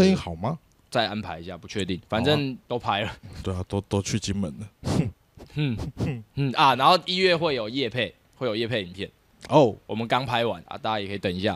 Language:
Chinese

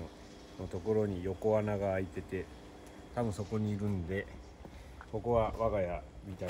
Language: Japanese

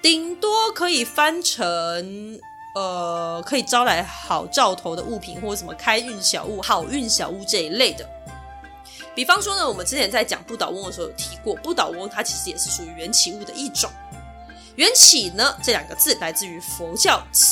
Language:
Chinese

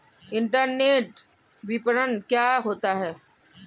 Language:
Hindi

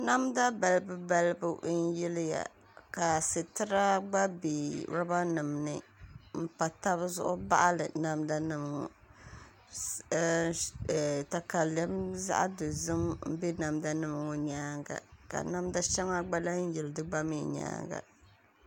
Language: Dagbani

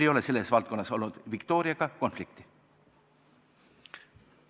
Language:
Estonian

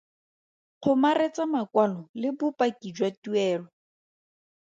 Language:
Tswana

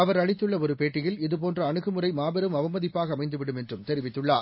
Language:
Tamil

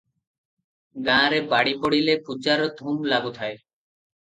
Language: Odia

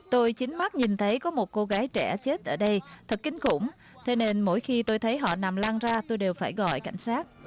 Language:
Vietnamese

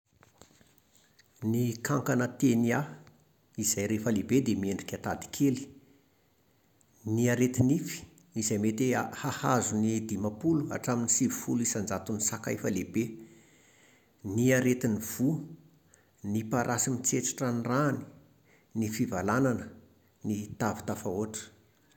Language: Malagasy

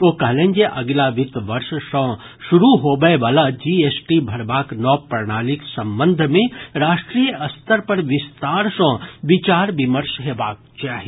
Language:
Maithili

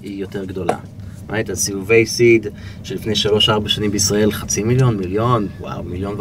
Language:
Hebrew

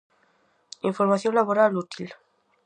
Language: Galician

